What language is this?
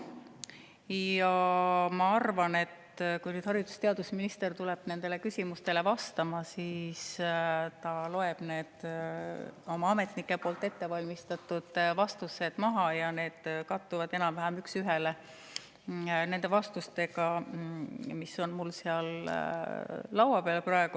Estonian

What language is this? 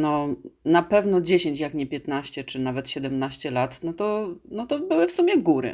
Polish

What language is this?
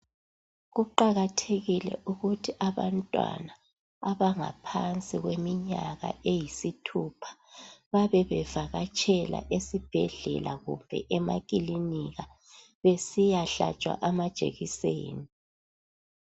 North Ndebele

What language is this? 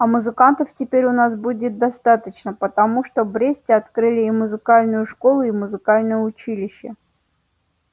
Russian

